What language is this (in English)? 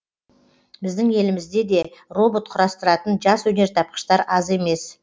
Kazakh